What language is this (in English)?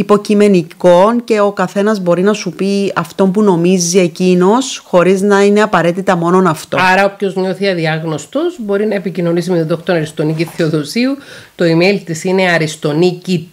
Greek